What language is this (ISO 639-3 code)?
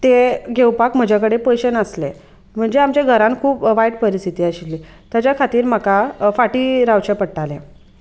kok